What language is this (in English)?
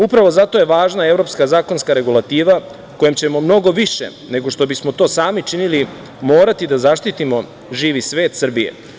Serbian